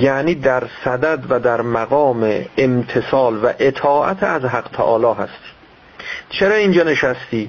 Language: Persian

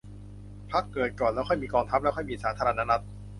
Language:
Thai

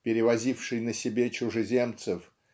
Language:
Russian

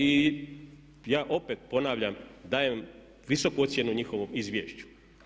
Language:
Croatian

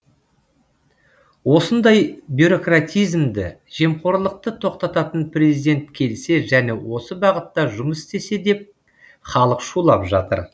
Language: Kazakh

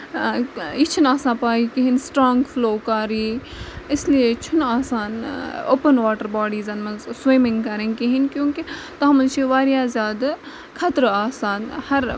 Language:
Kashmiri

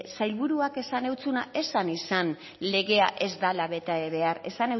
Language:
Basque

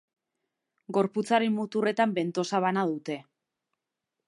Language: Basque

